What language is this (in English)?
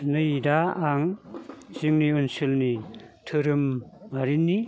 Bodo